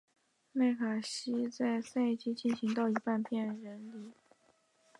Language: Chinese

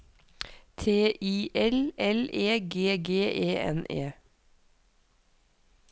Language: Norwegian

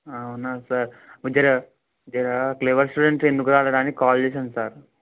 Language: Telugu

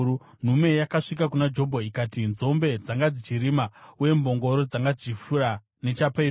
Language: Shona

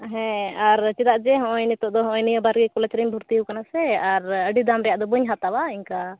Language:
Santali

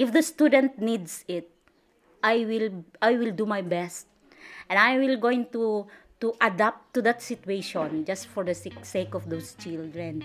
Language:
Filipino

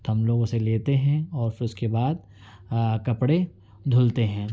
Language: Urdu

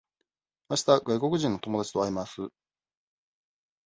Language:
Japanese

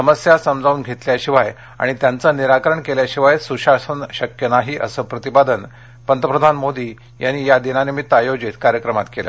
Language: Marathi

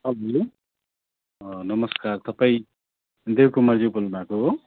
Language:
Nepali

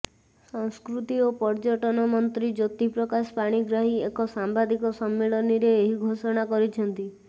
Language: Odia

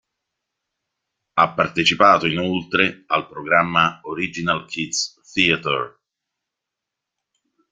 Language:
Italian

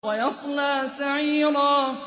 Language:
Arabic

